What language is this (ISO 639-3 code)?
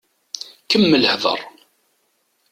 kab